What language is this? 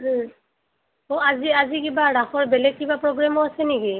Assamese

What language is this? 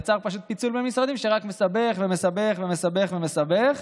Hebrew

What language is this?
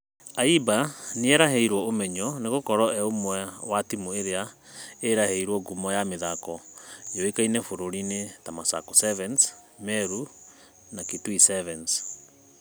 Kikuyu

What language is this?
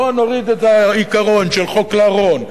Hebrew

